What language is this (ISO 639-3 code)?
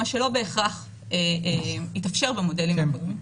heb